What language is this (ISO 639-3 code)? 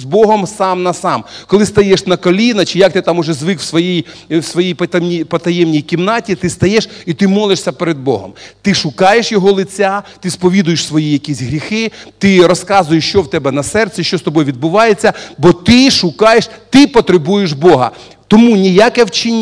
rus